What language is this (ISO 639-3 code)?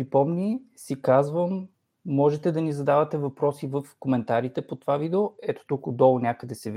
bul